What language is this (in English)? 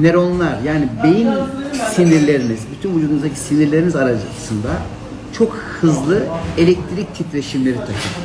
Turkish